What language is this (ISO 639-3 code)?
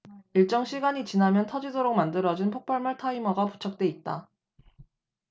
kor